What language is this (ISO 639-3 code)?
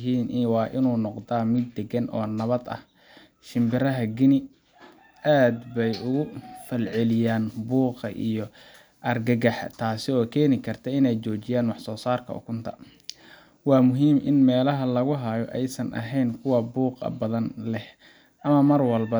som